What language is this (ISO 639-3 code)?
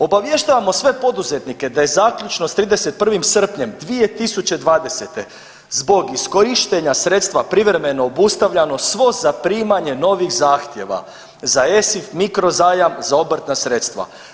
hrv